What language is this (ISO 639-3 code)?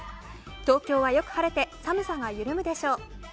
jpn